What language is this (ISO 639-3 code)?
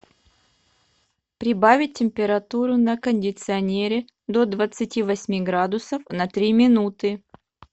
rus